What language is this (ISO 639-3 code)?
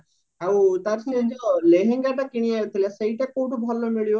ori